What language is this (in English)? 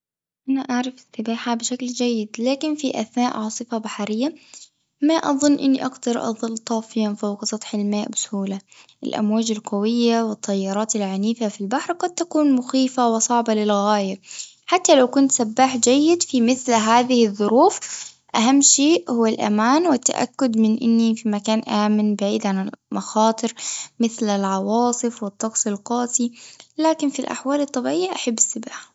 Tunisian Arabic